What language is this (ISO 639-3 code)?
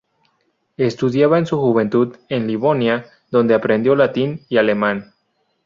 spa